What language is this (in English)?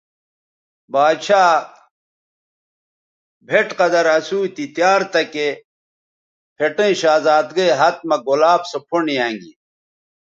Bateri